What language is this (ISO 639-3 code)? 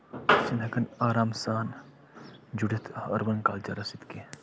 kas